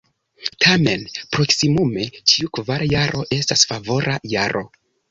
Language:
Esperanto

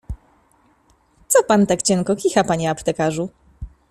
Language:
Polish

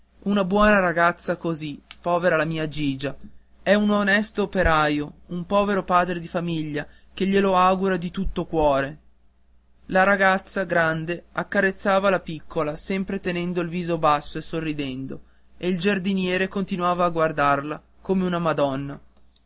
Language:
Italian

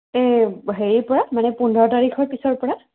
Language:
Assamese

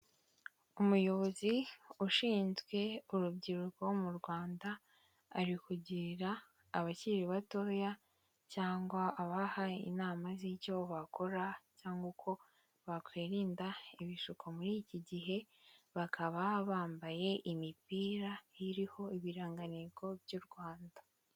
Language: Kinyarwanda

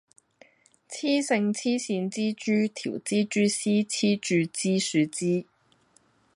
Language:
Cantonese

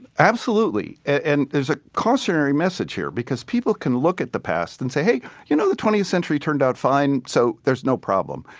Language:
English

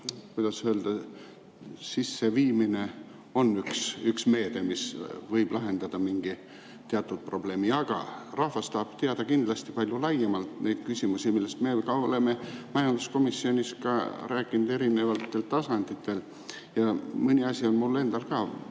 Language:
Estonian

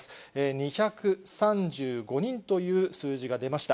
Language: Japanese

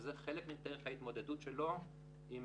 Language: Hebrew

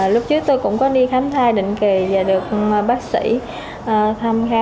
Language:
Vietnamese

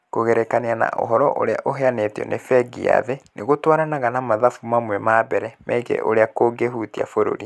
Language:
Kikuyu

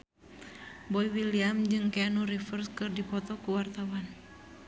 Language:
Sundanese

